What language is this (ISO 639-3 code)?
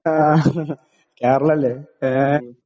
mal